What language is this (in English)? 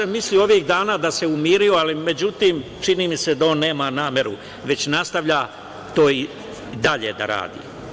Serbian